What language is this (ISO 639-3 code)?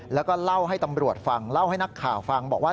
tha